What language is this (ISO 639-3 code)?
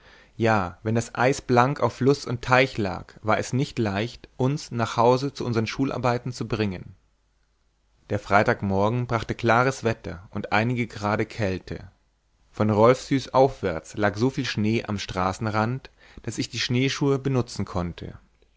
deu